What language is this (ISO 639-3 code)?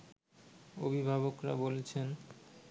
ben